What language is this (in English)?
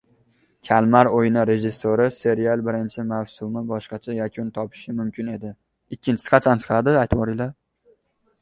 Uzbek